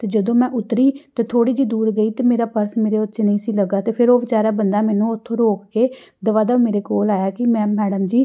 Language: Punjabi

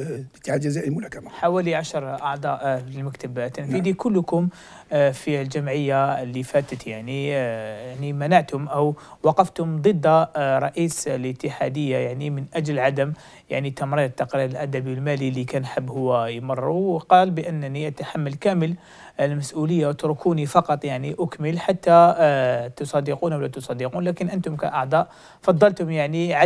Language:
Arabic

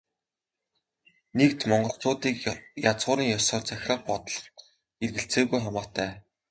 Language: Mongolian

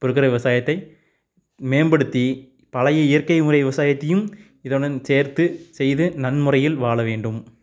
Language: Tamil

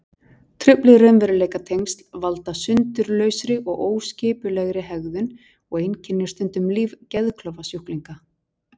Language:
Icelandic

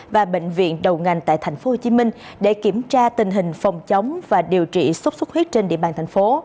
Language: Vietnamese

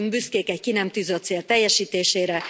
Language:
Hungarian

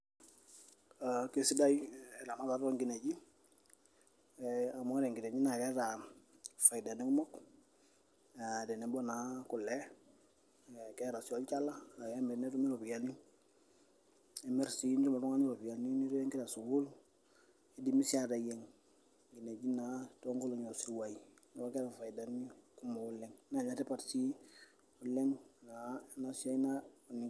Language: Masai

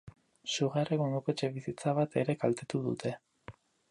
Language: Basque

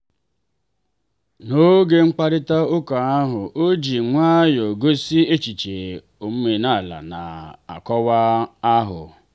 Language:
Igbo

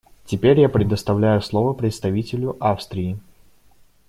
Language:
Russian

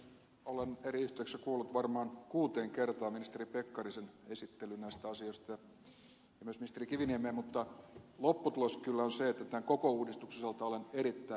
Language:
Finnish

